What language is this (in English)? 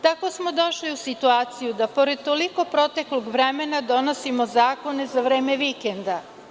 Serbian